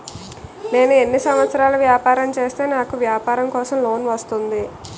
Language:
Telugu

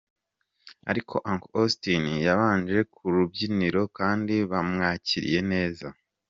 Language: Kinyarwanda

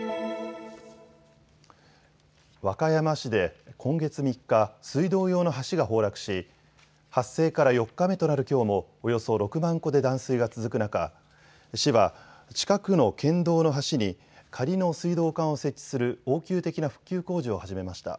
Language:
Japanese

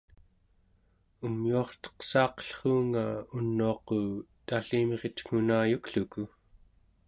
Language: Central Yupik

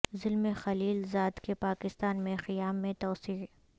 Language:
Urdu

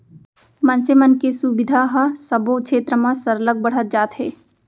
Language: Chhattisgarhi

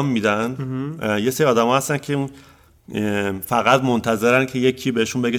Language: Persian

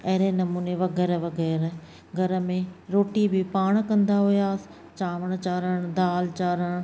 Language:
Sindhi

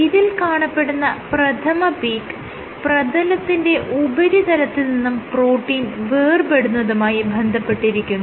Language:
Malayalam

